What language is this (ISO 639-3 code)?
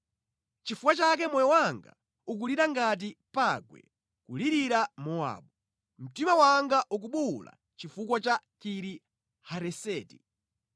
nya